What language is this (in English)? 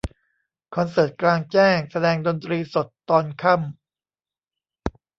Thai